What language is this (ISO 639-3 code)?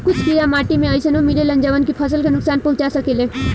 bho